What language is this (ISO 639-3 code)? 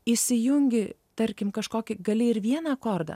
lit